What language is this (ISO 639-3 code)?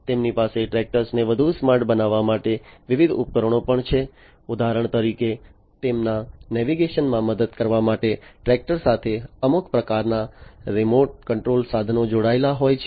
guj